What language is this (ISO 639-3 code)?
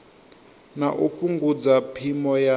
ven